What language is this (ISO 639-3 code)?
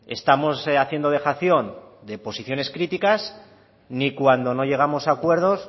spa